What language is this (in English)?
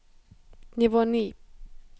Norwegian